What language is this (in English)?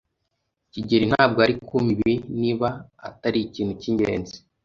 Kinyarwanda